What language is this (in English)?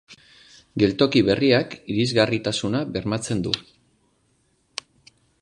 Basque